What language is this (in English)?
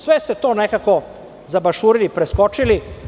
Serbian